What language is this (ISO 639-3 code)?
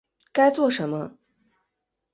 zho